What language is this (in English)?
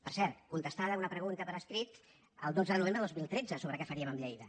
Catalan